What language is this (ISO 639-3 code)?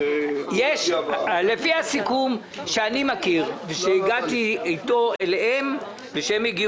heb